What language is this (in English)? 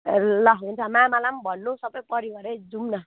Nepali